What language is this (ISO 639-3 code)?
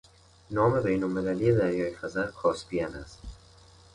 fas